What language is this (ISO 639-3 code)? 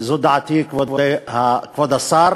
heb